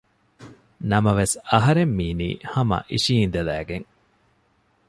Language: Divehi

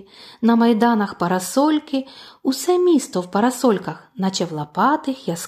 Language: Ukrainian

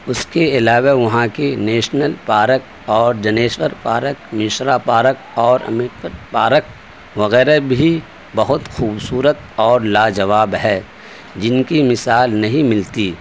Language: Urdu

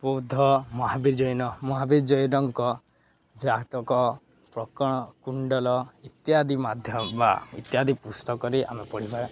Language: Odia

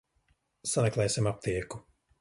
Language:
Latvian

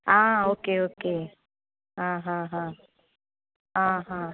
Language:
Konkani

